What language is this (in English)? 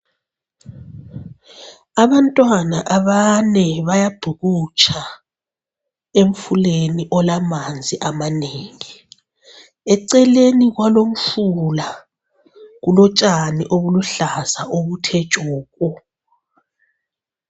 North Ndebele